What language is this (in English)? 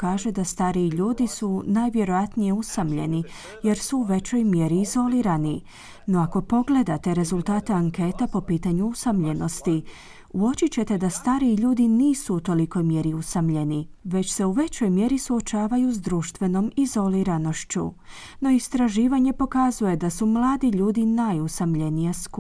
Croatian